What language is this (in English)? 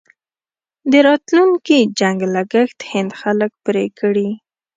Pashto